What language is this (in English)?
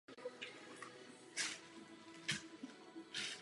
Czech